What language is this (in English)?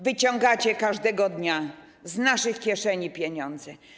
Polish